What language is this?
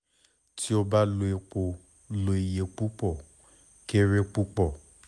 Yoruba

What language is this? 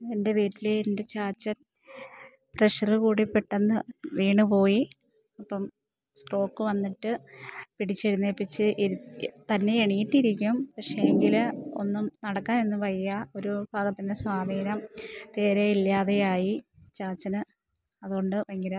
Malayalam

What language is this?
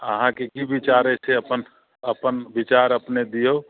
Maithili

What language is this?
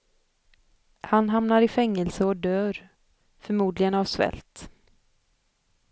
Swedish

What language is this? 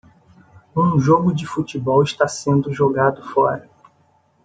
Portuguese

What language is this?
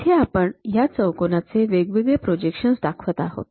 Marathi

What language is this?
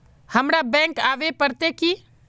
Magahi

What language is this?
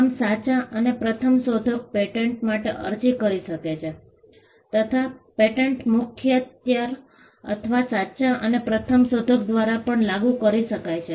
Gujarati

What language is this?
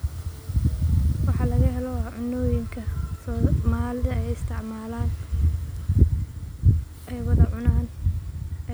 Somali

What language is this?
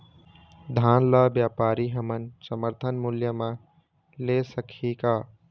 Chhattisgarhi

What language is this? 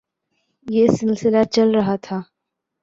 Urdu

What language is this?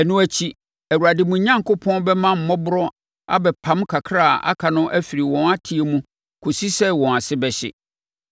Akan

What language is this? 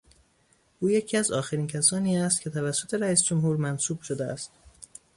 Persian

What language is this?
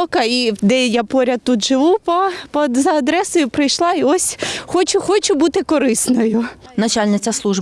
Ukrainian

